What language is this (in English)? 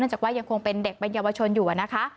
Thai